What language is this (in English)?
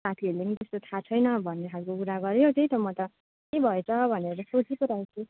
Nepali